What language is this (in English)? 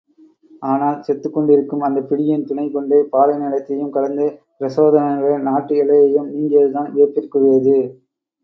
Tamil